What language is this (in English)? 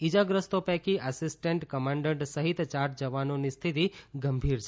Gujarati